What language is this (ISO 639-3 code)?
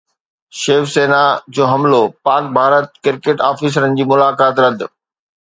snd